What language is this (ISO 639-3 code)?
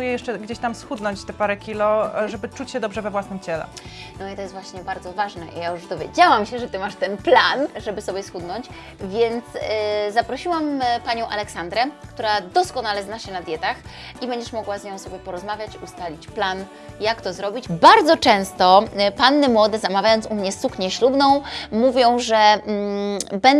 pol